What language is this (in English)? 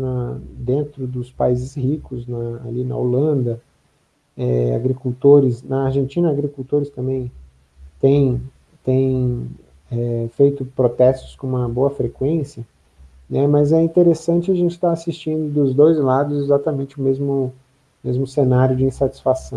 Portuguese